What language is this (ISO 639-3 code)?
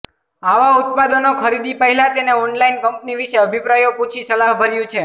guj